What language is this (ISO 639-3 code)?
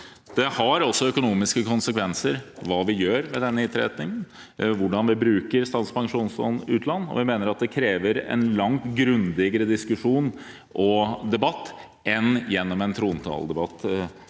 nor